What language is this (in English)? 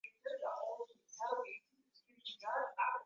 Swahili